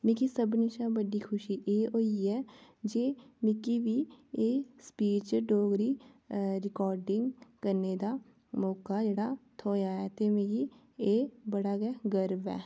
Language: Dogri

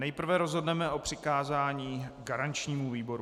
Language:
Czech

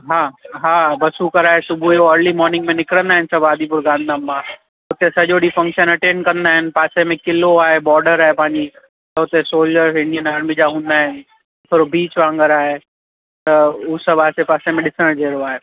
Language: Sindhi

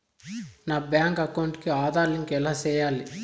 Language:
Telugu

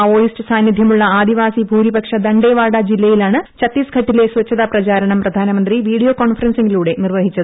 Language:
Malayalam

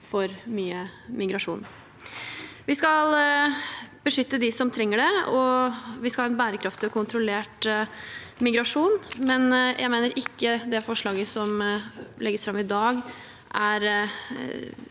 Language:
Norwegian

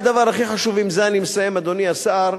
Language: Hebrew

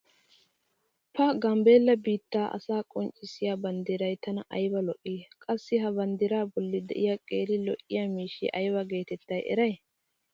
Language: Wolaytta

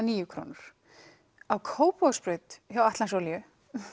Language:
Icelandic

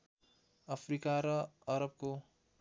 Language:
Nepali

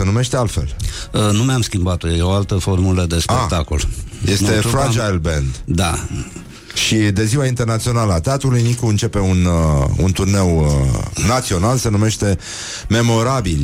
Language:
Romanian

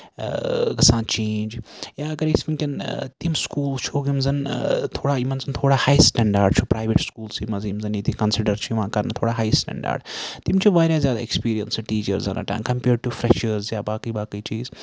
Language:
Kashmiri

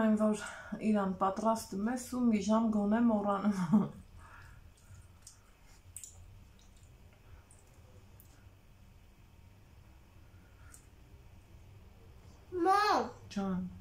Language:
Polish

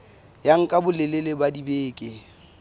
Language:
Southern Sotho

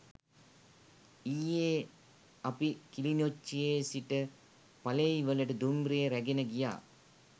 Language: Sinhala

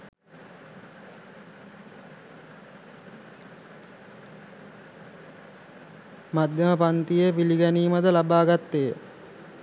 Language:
Sinhala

